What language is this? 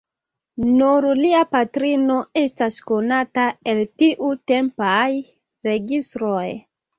Esperanto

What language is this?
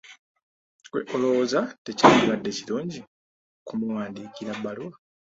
Ganda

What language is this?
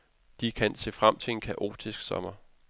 Danish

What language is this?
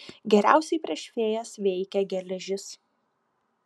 Lithuanian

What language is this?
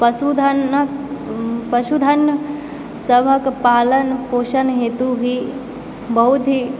Maithili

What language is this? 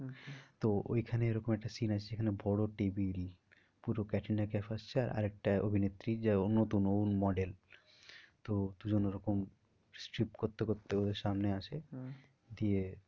Bangla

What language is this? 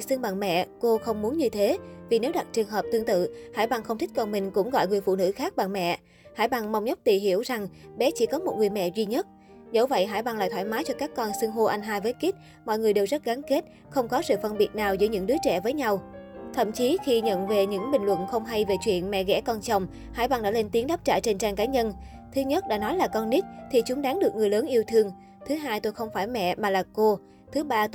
Vietnamese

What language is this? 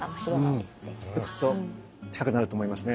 Japanese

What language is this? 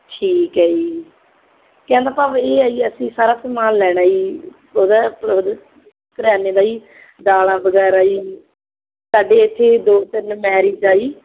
Punjabi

